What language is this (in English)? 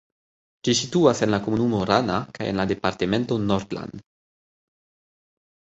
Esperanto